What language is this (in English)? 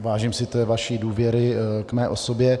Czech